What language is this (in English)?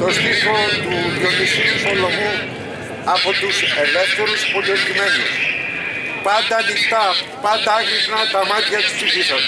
Greek